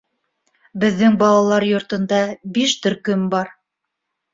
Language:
Bashkir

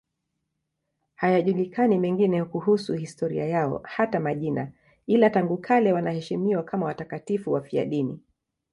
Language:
Swahili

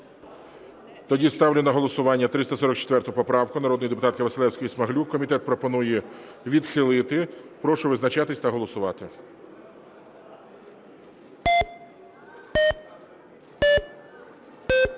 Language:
Ukrainian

